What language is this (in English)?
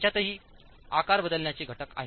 Marathi